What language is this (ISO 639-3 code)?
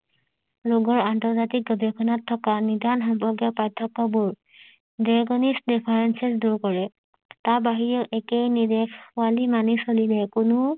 asm